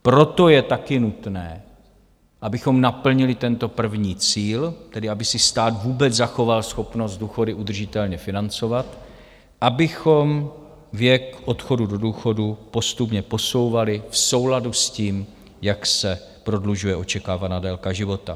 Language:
Czech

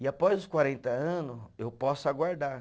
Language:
Portuguese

